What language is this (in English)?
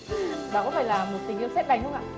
Vietnamese